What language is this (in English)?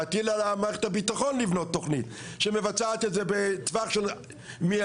Hebrew